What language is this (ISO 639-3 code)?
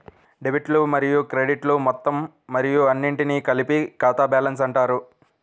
tel